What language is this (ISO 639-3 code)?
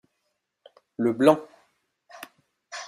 fra